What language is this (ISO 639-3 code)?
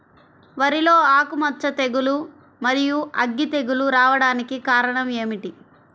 tel